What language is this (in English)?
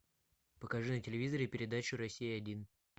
Russian